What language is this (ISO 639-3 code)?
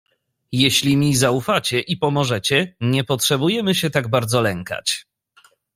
pol